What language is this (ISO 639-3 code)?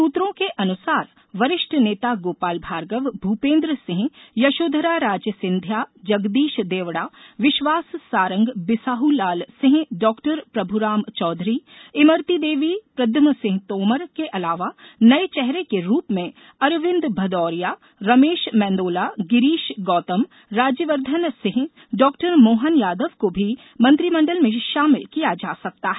hin